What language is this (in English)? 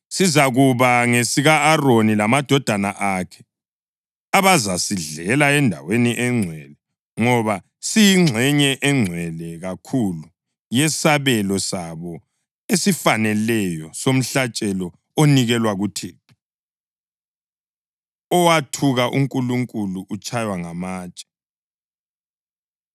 North Ndebele